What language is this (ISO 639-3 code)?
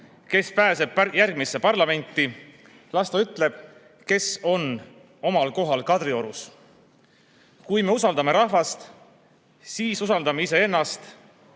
est